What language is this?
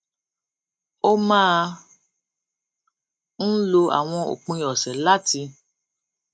Yoruba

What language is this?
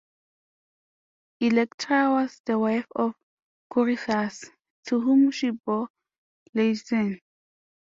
English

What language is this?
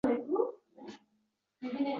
Uzbek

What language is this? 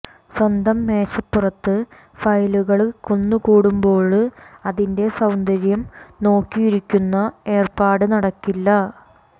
Malayalam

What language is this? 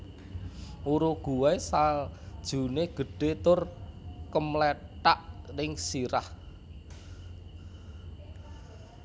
Javanese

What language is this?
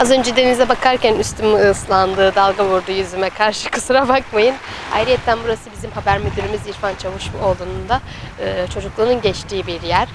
Turkish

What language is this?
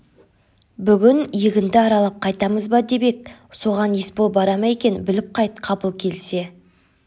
Kazakh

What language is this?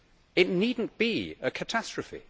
English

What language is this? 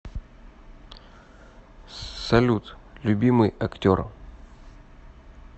Russian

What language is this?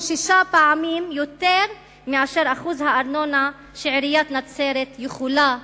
Hebrew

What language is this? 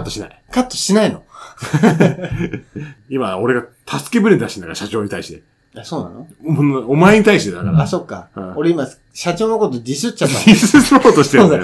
Japanese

